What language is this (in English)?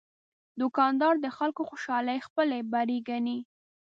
Pashto